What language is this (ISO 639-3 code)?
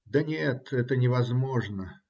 rus